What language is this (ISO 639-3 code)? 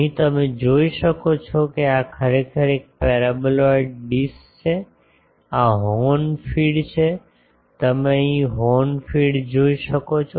guj